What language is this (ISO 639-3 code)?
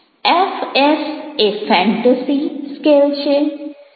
guj